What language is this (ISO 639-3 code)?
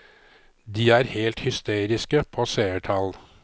nor